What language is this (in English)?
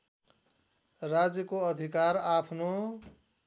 Nepali